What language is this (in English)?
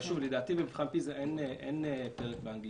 Hebrew